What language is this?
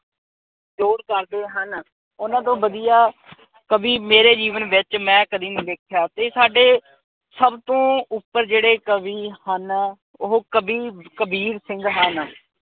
Punjabi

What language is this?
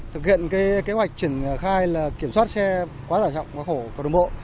Vietnamese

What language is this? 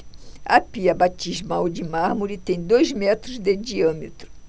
Portuguese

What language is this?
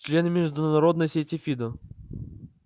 Russian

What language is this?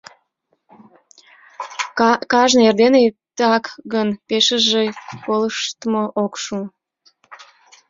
Mari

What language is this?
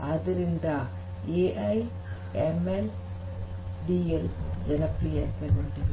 Kannada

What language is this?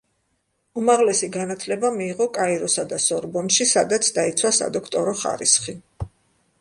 Georgian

